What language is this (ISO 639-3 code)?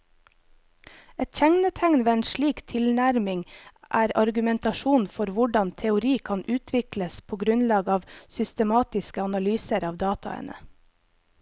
nor